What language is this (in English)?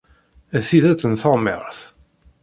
Kabyle